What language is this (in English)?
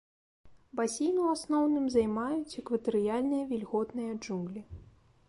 Belarusian